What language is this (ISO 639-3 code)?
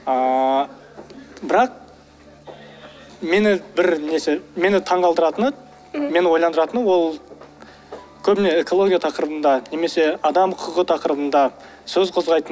kaz